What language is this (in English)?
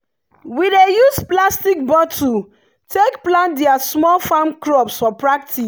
Nigerian Pidgin